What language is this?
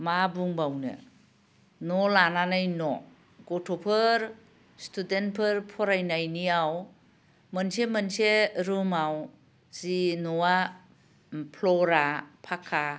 Bodo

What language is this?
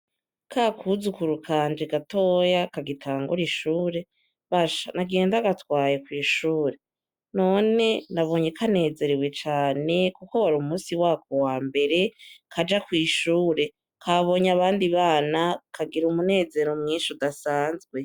Rundi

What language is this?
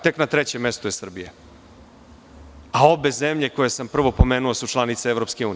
Serbian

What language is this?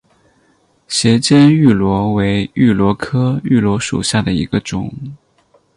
Chinese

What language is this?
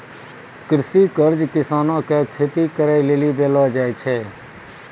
Maithili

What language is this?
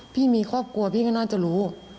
Thai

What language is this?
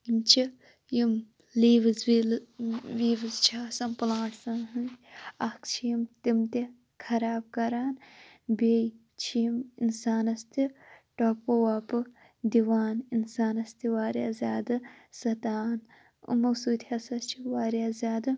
Kashmiri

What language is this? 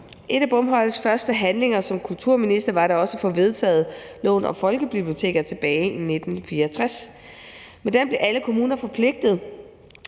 Danish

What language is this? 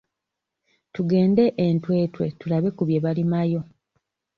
Ganda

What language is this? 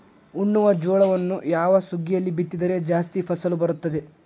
Kannada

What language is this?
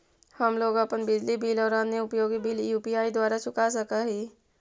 Magahi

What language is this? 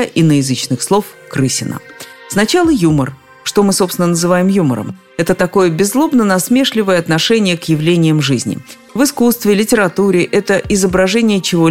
Russian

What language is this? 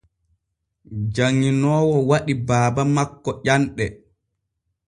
Borgu Fulfulde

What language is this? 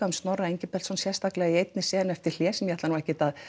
Icelandic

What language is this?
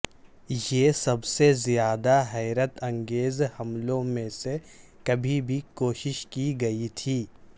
Urdu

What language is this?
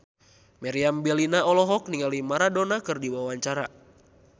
Sundanese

